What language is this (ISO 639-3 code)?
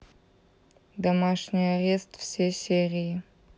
rus